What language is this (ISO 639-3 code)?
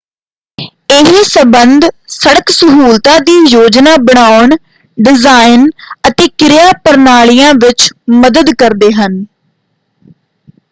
pan